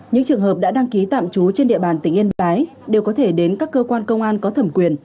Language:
Vietnamese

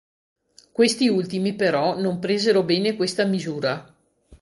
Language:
Italian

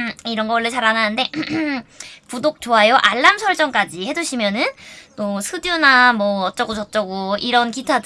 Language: Korean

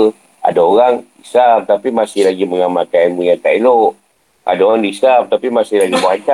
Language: Malay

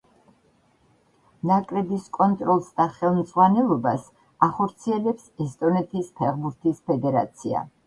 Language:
Georgian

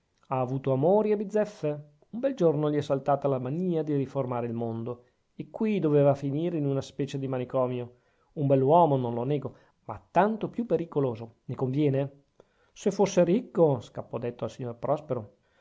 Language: Italian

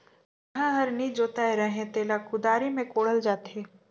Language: Chhattisgarhi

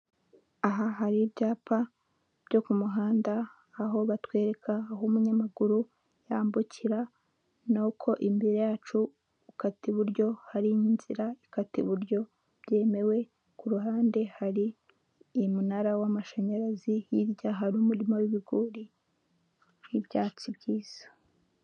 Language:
Kinyarwanda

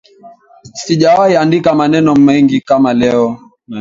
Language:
Swahili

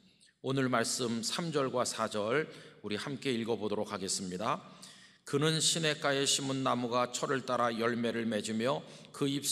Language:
Korean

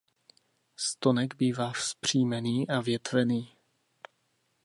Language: Czech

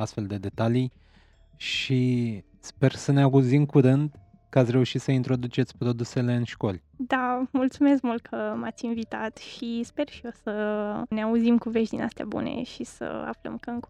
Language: Romanian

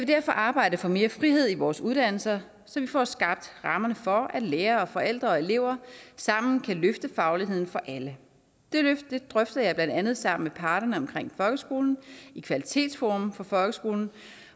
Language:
Danish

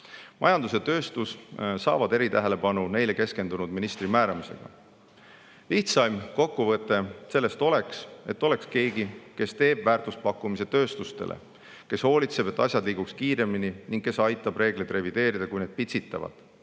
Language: Estonian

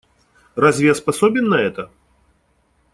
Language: Russian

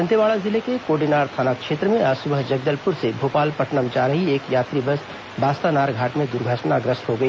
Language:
Hindi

